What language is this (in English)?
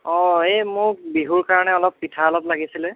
Assamese